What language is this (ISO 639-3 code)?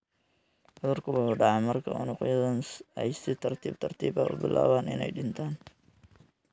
som